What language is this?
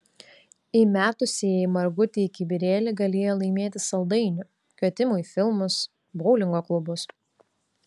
Lithuanian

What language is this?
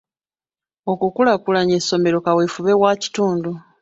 Ganda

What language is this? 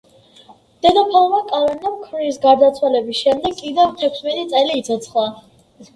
Georgian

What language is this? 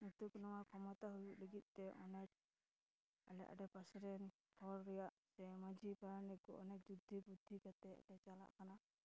Santali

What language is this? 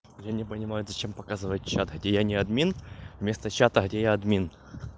Russian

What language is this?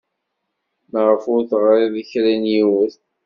Kabyle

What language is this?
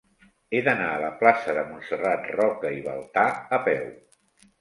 Catalan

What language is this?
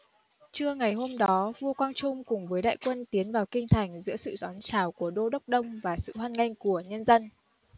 Vietnamese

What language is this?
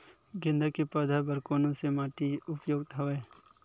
Chhattisgarhi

